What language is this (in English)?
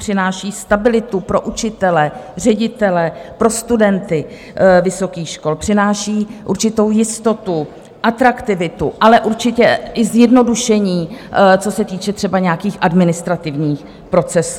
Czech